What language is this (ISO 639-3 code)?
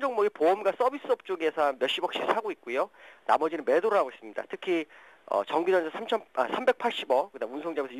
kor